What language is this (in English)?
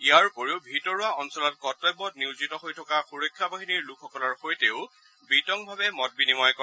Assamese